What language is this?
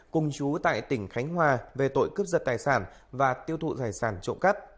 Vietnamese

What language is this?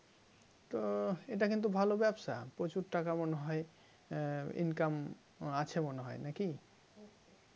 Bangla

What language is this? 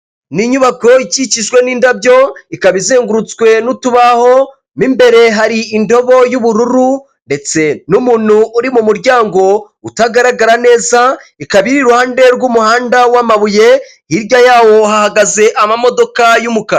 Kinyarwanda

